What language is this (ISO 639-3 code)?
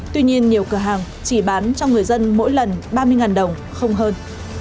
vie